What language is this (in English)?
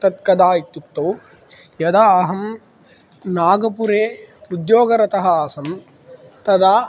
Sanskrit